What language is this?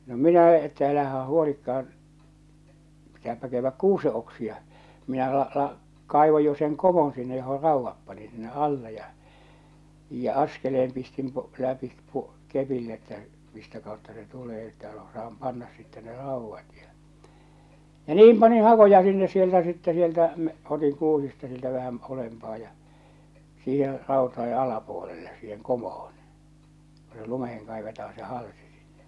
Finnish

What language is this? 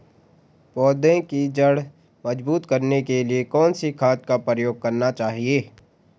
Hindi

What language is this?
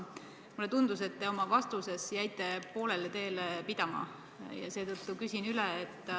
Estonian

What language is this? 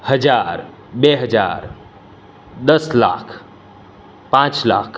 Gujarati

